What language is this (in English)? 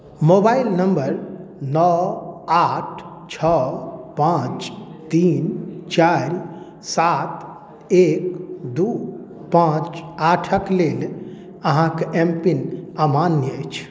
Maithili